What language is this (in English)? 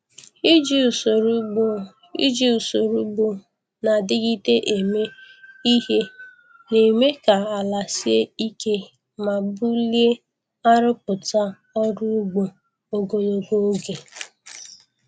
Igbo